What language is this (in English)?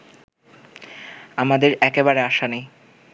Bangla